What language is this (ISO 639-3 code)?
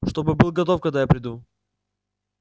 rus